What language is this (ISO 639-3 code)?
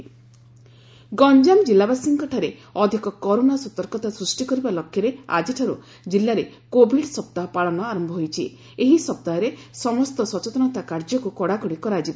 ori